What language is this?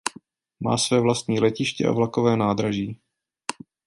Czech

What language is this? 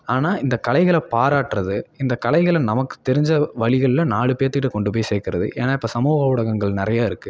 Tamil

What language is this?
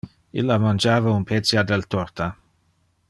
Interlingua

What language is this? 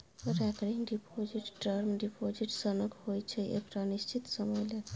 Maithili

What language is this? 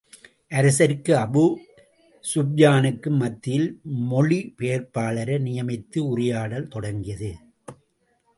Tamil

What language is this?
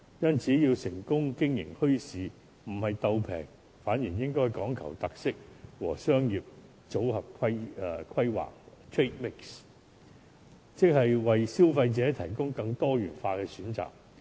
Cantonese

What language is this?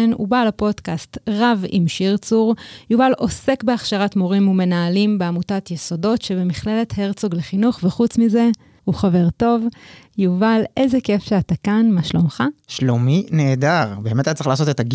Hebrew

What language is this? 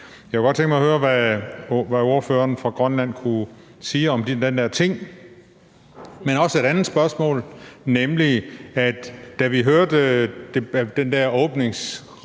Danish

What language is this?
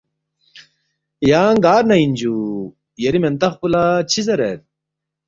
Balti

